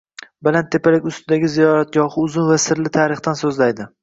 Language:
Uzbek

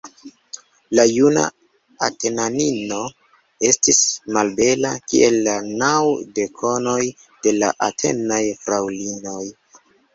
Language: Esperanto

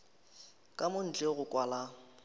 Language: Northern Sotho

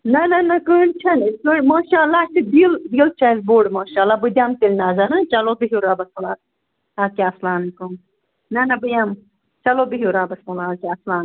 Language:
Kashmiri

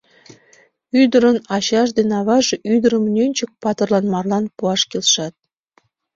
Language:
Mari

